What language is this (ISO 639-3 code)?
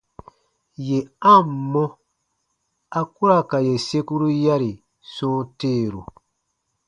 bba